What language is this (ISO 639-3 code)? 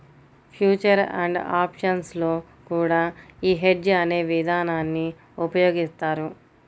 tel